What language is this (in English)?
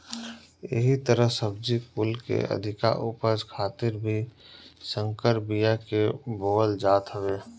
Bhojpuri